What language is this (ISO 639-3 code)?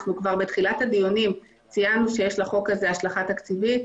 heb